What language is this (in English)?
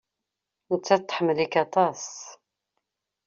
Kabyle